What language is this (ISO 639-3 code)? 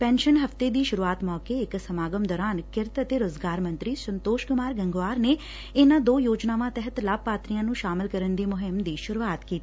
pan